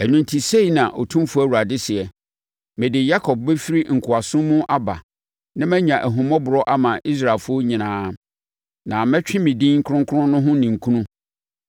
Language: Akan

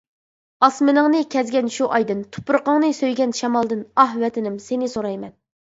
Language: Uyghur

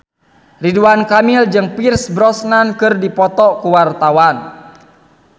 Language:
Sundanese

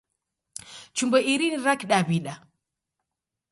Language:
Taita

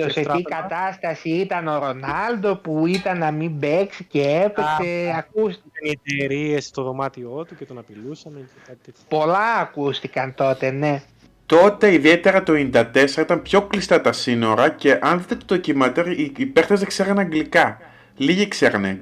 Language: Greek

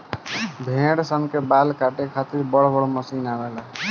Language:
Bhojpuri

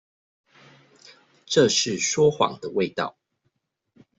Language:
Chinese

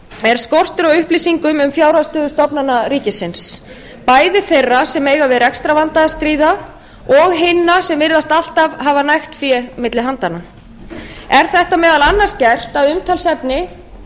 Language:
Icelandic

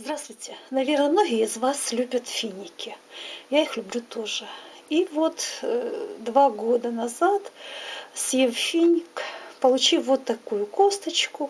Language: Russian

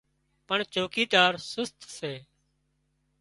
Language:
Wadiyara Koli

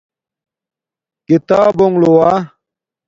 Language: Domaaki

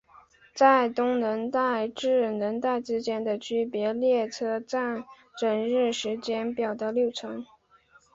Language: Chinese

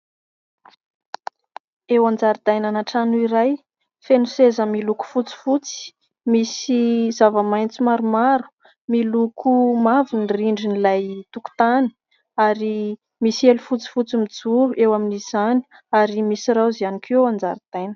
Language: Malagasy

